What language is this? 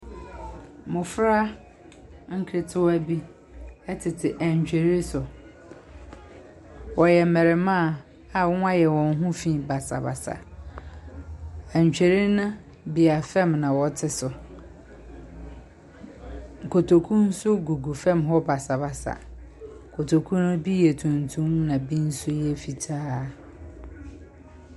Akan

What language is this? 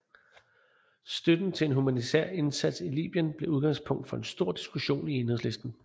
Danish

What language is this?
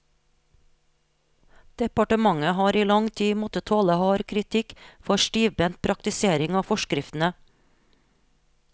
Norwegian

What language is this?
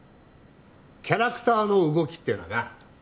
Japanese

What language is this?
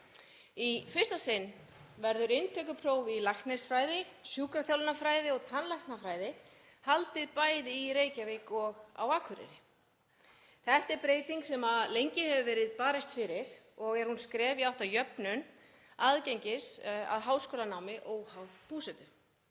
Icelandic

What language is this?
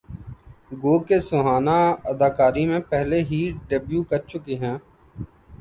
Urdu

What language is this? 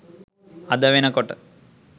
Sinhala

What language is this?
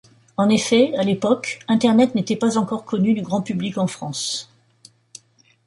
French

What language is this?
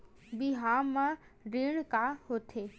Chhattisgarhi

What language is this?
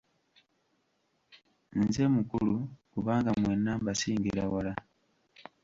Ganda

